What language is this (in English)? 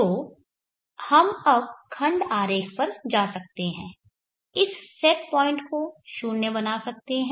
Hindi